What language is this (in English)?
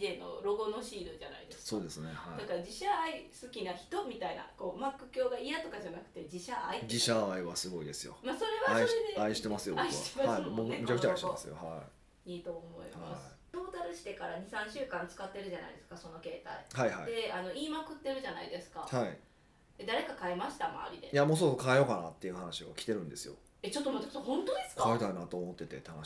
Japanese